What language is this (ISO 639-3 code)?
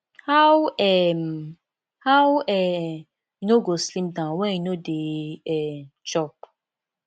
pcm